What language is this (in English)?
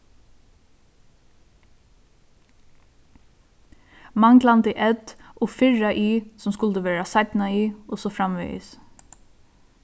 Faroese